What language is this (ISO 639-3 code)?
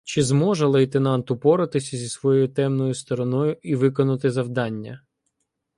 ukr